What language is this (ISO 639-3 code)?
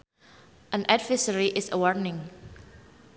sun